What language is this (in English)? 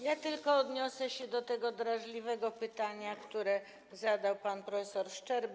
Polish